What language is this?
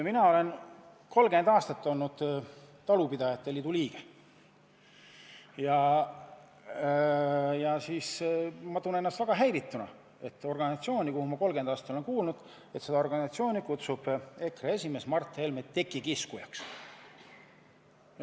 Estonian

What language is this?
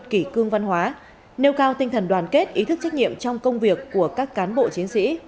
Vietnamese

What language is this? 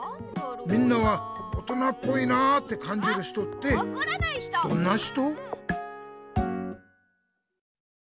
Japanese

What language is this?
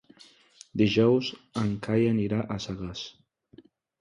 Catalan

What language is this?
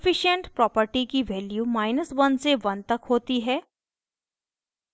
Hindi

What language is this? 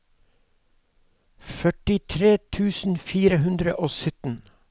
Norwegian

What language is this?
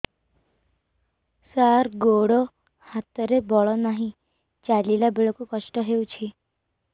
Odia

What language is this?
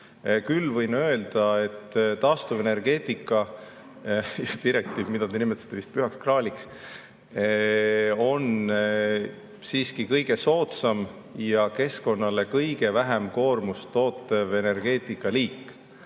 Estonian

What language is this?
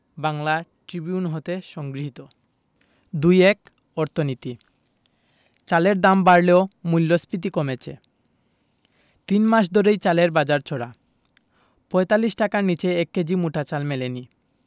Bangla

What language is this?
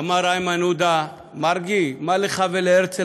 Hebrew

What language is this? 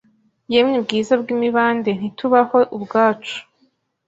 Kinyarwanda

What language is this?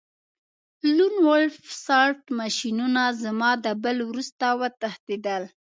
Pashto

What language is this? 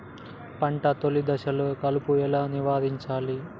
Telugu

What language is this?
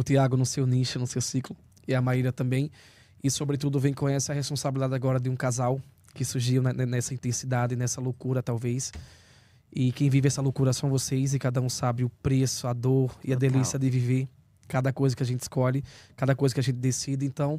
Portuguese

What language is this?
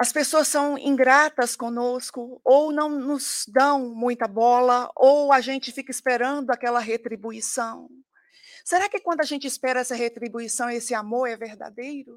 Portuguese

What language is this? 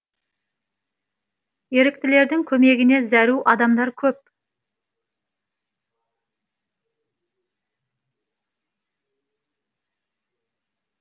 Kazakh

